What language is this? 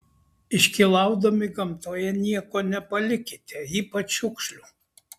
Lithuanian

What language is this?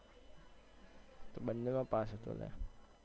Gujarati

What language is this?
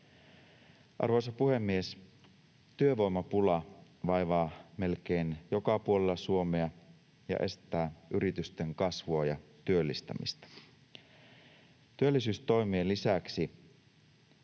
Finnish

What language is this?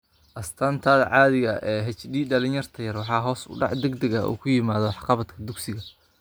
Somali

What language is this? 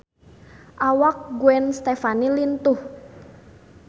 Sundanese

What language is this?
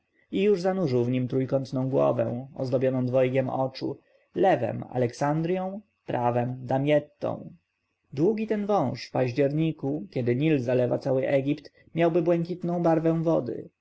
Polish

